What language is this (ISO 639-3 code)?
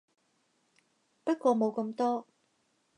yue